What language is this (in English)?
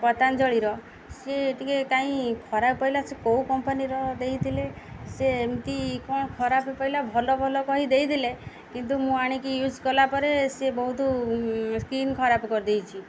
Odia